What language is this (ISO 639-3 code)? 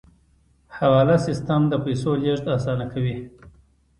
pus